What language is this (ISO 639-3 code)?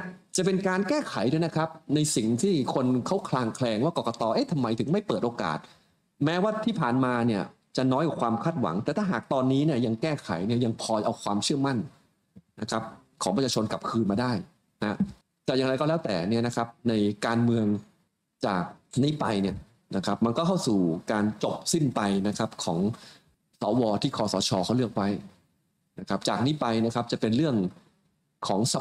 tha